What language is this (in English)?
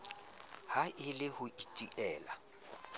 Southern Sotho